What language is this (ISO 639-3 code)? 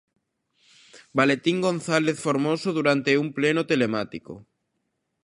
glg